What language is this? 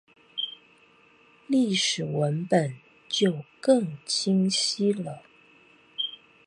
Chinese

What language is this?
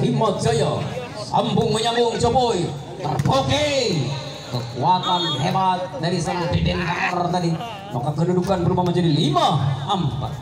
Indonesian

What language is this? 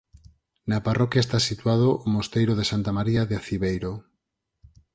Galician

